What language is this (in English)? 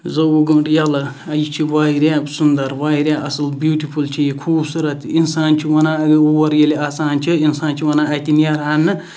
Kashmiri